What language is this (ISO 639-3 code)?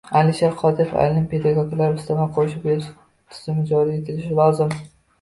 uzb